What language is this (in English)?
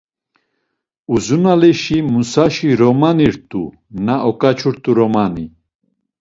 Laz